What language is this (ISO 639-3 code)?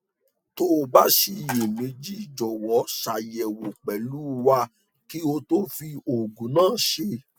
yor